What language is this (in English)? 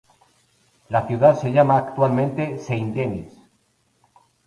Spanish